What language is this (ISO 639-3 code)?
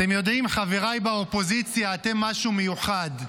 heb